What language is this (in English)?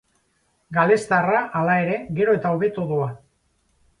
Basque